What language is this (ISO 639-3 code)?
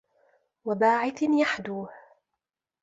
ara